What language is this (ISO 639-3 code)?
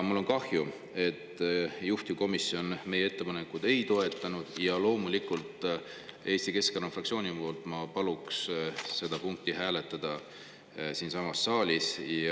est